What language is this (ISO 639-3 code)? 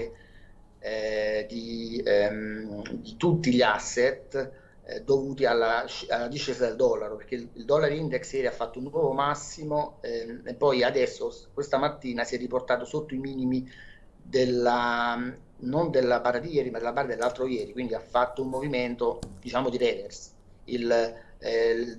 ita